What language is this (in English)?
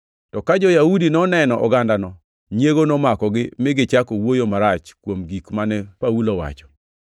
Luo (Kenya and Tanzania)